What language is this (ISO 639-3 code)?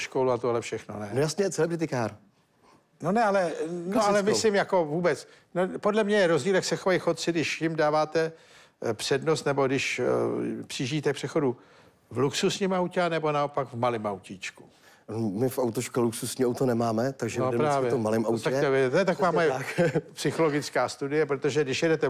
ces